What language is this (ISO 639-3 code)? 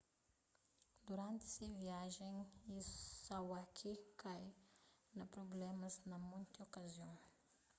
kea